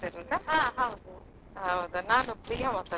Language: Kannada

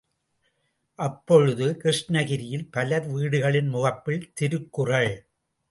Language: Tamil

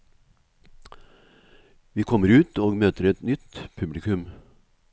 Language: Norwegian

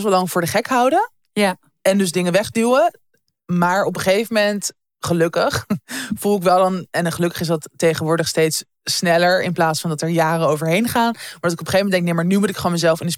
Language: Dutch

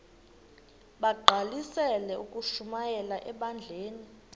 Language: Xhosa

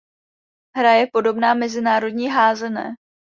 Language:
Czech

